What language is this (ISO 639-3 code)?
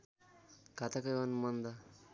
nep